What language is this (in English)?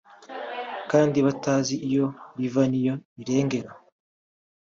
Kinyarwanda